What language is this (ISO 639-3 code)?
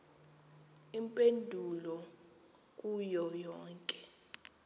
xho